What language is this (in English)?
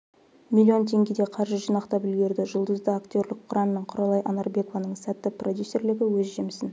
Kazakh